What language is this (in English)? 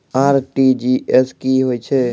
Maithili